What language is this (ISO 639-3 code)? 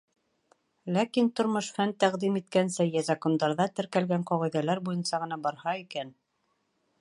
bak